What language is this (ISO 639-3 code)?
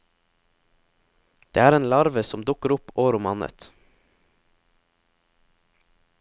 nor